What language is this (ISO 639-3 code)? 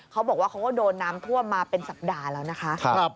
tha